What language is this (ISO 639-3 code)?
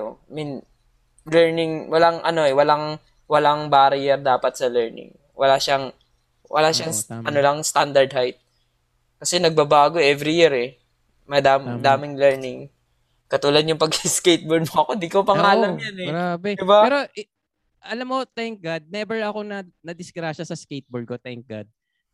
fil